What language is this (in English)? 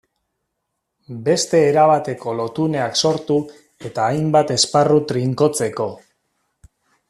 Basque